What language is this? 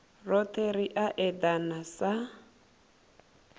Venda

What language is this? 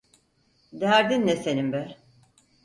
Turkish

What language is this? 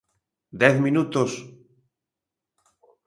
Galician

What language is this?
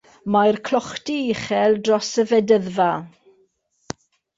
Welsh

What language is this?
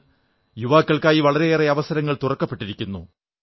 Malayalam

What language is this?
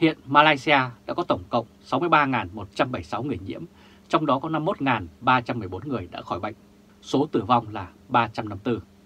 Vietnamese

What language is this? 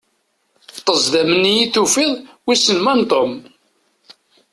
Kabyle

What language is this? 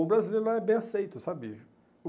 Portuguese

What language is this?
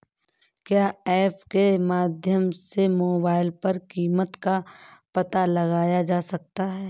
Hindi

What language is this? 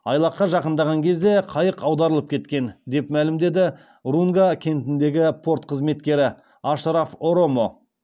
Kazakh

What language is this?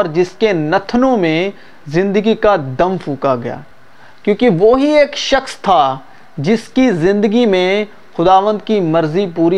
Urdu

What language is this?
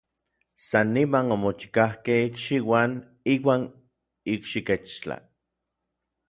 Orizaba Nahuatl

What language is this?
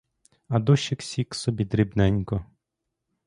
Ukrainian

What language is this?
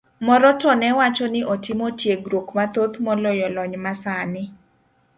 Luo (Kenya and Tanzania)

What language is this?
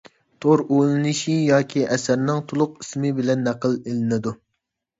Uyghur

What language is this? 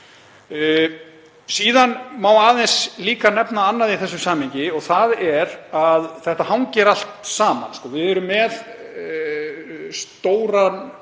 Icelandic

